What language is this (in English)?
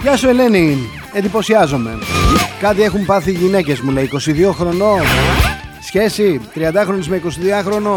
Greek